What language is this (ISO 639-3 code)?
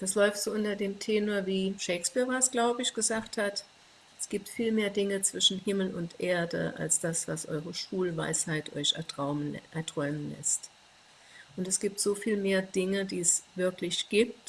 deu